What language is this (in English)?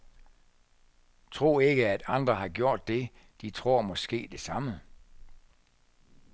Danish